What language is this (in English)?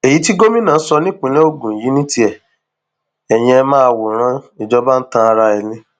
Yoruba